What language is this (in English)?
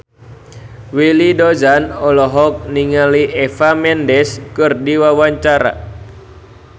Sundanese